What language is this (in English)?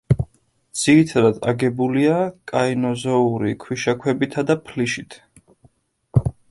Georgian